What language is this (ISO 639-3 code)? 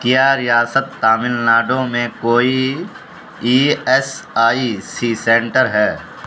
urd